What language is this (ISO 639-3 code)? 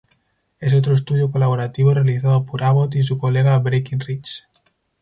spa